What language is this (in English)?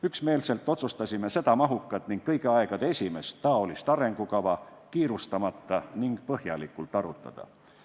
Estonian